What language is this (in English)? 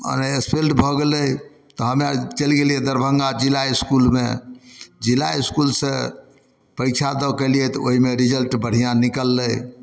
Maithili